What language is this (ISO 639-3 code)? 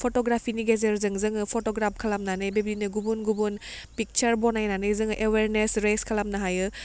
brx